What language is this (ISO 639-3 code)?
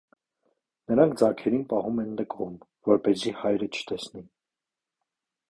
hye